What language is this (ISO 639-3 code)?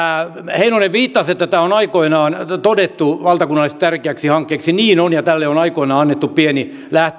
fin